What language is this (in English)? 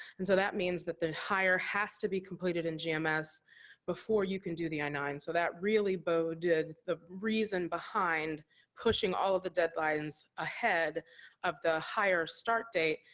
English